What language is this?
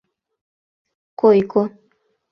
Mari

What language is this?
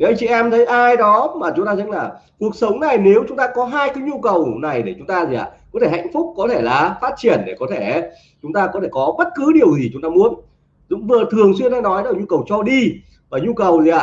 Vietnamese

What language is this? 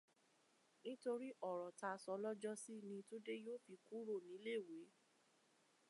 Yoruba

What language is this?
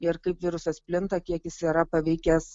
Lithuanian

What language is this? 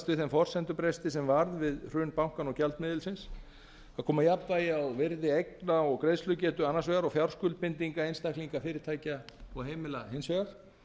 Icelandic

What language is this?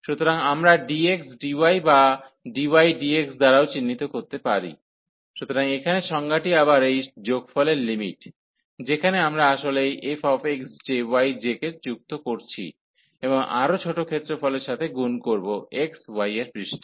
Bangla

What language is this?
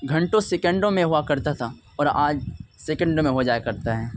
Urdu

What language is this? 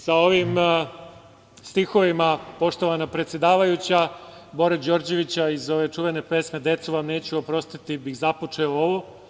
Serbian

